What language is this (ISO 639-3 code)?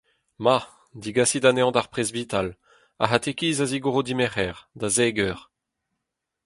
bre